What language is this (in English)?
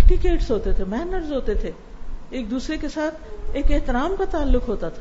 Urdu